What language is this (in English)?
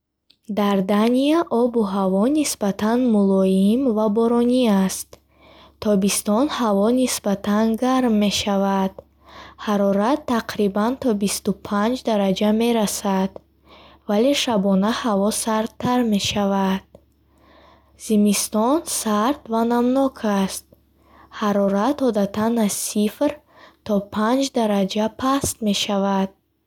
Bukharic